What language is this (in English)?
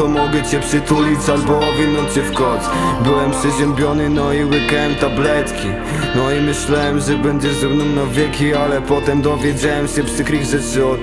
Polish